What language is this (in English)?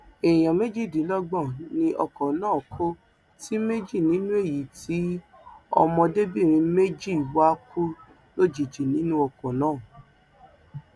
Yoruba